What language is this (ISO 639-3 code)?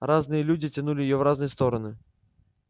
rus